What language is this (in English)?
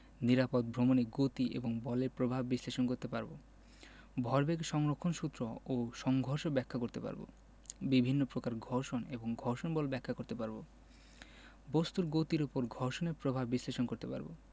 Bangla